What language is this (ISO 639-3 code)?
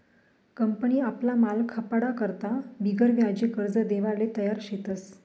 mar